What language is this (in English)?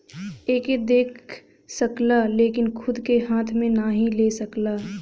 Bhojpuri